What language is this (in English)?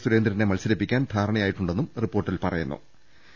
Malayalam